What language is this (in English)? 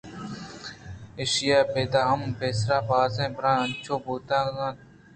Eastern Balochi